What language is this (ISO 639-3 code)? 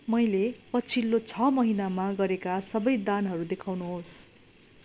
nep